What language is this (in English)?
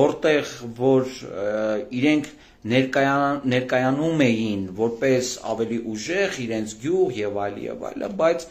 Turkish